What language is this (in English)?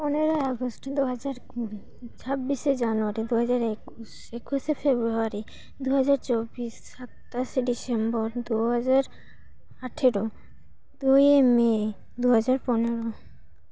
Santali